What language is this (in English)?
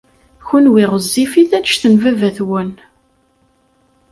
Kabyle